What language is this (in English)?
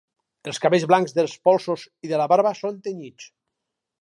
Catalan